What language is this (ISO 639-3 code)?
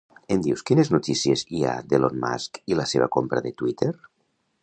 cat